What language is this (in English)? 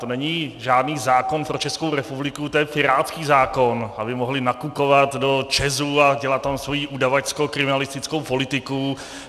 Czech